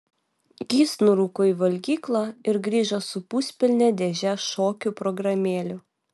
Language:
Lithuanian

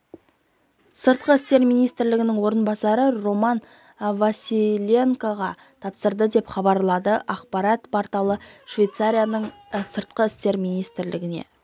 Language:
Kazakh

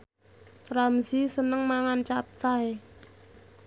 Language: Javanese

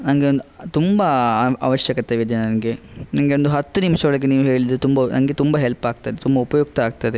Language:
Kannada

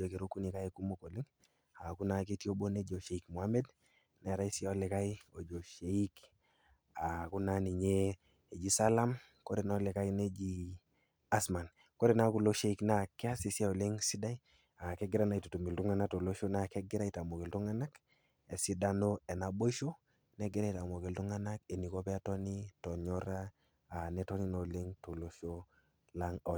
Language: Masai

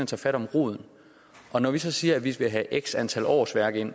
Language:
Danish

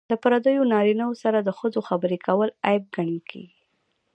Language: Pashto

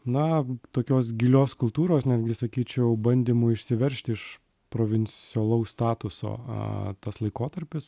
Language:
Lithuanian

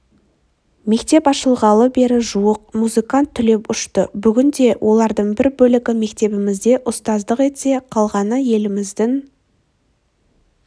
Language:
Kazakh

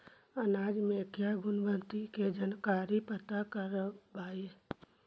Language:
Magahi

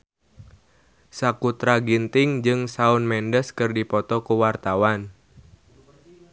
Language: Sundanese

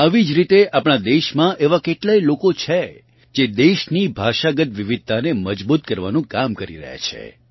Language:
Gujarati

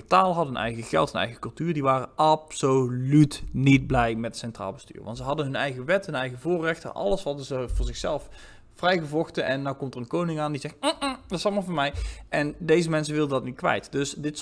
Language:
Dutch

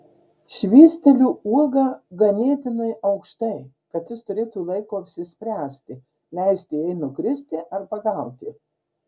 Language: Lithuanian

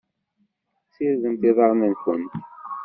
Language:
Kabyle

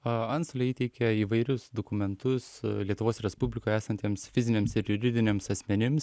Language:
Lithuanian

